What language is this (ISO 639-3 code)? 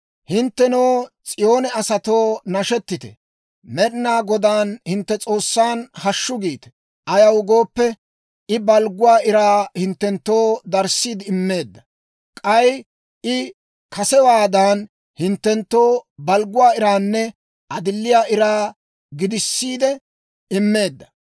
dwr